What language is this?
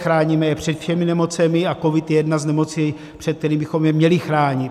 Czech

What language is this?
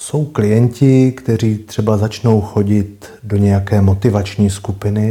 Czech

